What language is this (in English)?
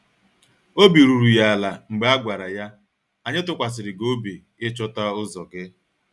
Igbo